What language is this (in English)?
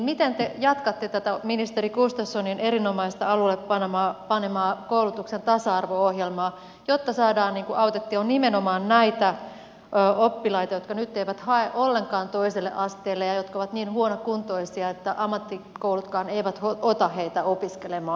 Finnish